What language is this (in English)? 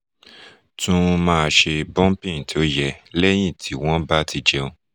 Yoruba